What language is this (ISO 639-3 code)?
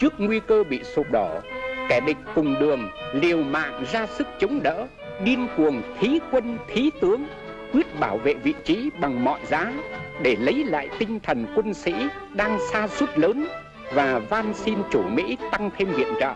vie